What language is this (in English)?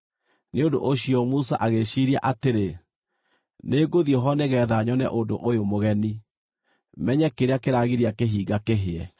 Kikuyu